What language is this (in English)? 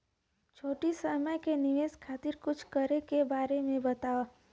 Bhojpuri